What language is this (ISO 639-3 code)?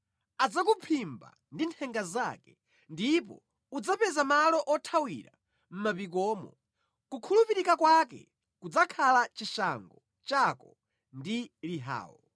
nya